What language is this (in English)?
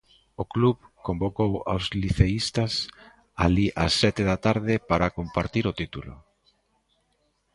Galician